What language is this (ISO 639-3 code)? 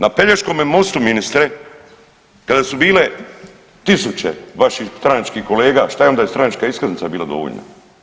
hrv